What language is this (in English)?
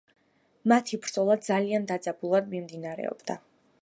Georgian